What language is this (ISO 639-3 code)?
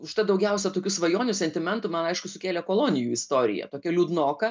lit